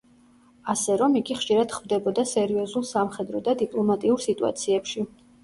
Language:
Georgian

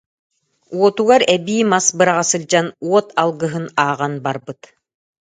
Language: Yakut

